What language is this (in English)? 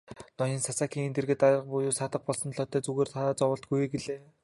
Mongolian